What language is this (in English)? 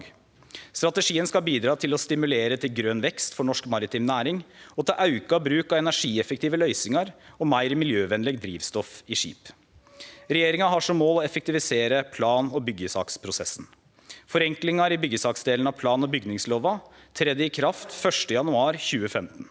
Norwegian